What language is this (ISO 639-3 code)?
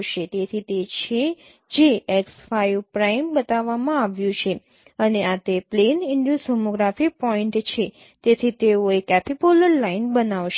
guj